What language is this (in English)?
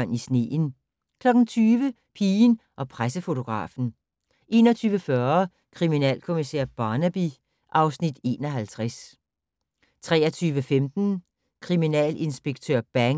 Danish